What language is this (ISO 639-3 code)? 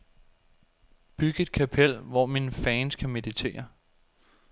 dan